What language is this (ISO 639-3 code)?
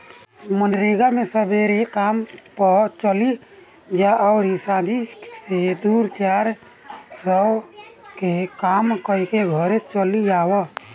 bho